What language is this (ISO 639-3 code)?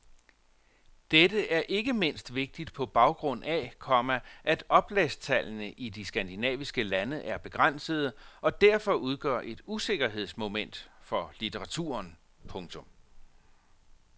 dan